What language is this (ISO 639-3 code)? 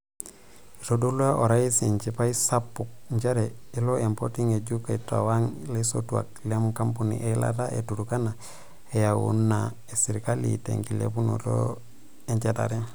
mas